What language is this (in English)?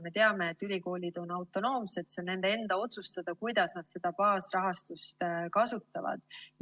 Estonian